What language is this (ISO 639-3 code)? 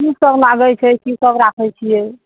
mai